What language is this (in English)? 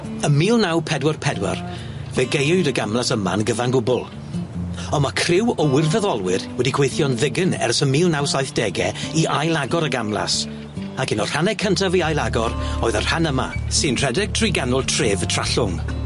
Welsh